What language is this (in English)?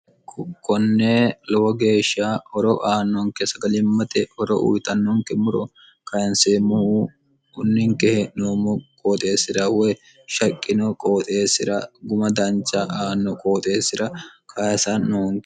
Sidamo